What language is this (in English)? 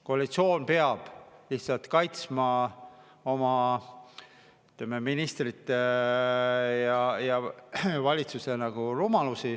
Estonian